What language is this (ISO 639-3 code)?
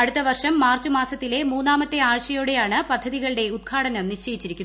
mal